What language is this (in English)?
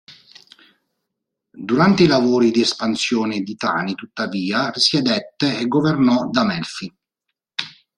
Italian